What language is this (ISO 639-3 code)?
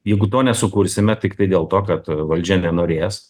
lit